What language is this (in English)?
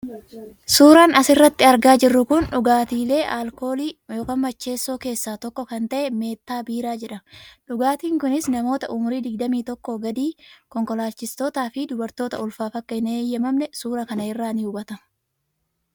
Oromo